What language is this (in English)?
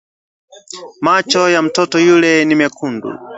Swahili